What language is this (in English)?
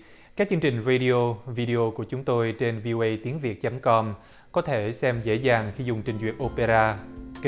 Vietnamese